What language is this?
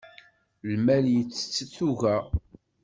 Kabyle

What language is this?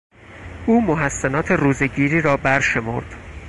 Persian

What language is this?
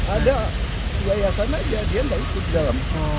Indonesian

